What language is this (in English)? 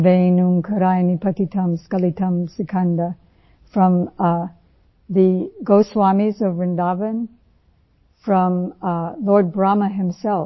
Hindi